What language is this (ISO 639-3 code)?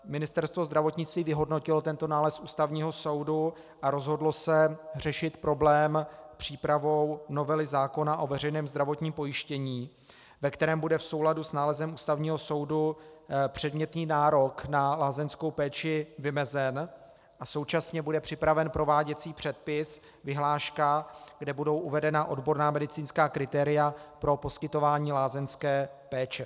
ces